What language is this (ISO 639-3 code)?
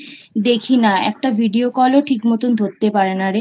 ben